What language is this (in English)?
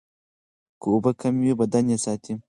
Pashto